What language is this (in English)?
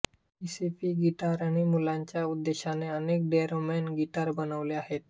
Marathi